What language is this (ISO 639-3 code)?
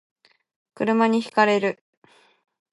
jpn